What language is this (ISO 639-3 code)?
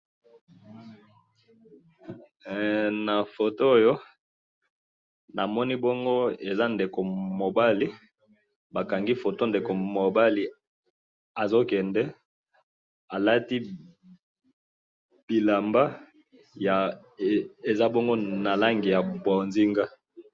lin